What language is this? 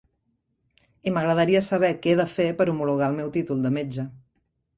Catalan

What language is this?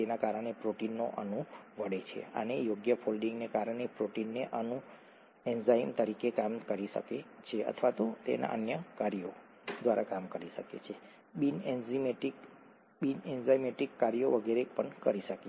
Gujarati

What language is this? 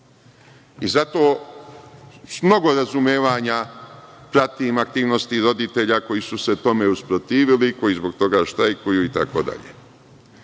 Serbian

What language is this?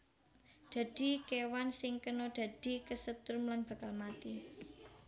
Javanese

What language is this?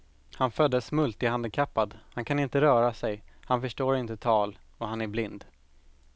Swedish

